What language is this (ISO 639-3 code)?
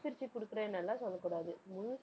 tam